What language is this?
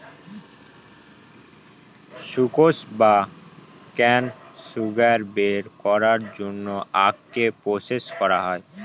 Bangla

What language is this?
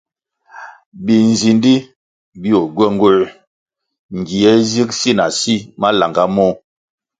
Kwasio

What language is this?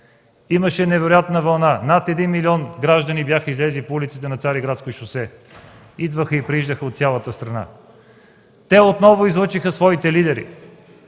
Bulgarian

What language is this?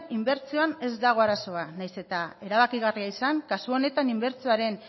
Basque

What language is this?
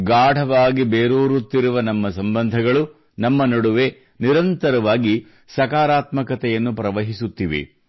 Kannada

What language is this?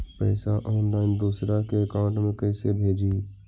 Magahi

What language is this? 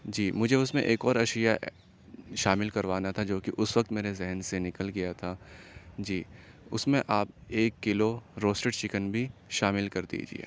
Urdu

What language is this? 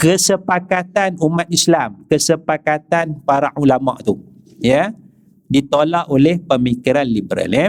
Malay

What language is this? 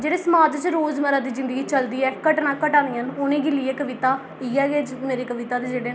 Dogri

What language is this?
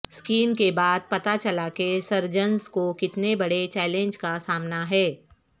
Urdu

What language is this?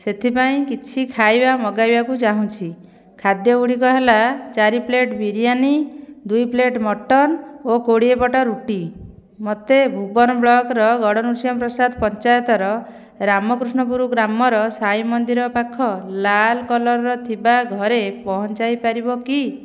Odia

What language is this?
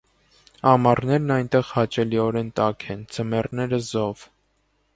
Armenian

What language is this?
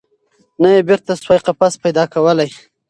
Pashto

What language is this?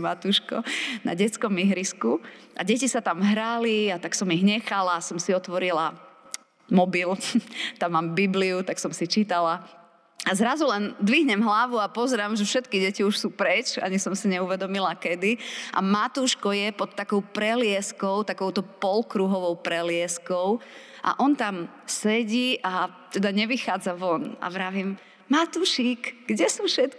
Slovak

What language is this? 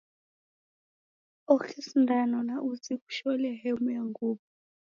Taita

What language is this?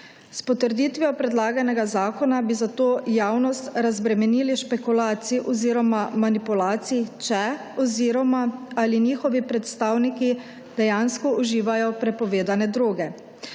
Slovenian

